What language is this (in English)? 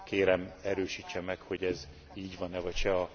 Hungarian